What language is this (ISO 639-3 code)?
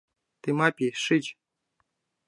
chm